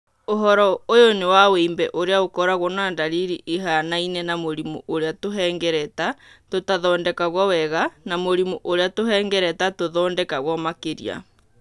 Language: Kikuyu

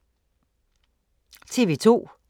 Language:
Danish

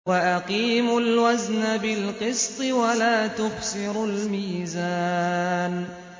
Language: Arabic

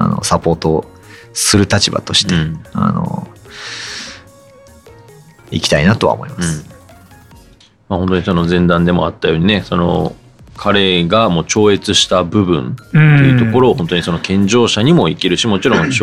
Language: Japanese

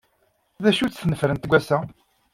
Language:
Kabyle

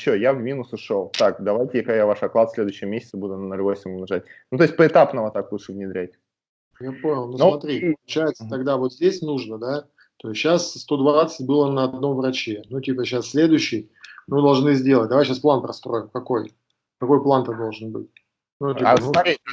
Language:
Russian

